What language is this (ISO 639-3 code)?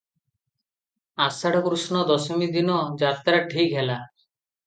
ori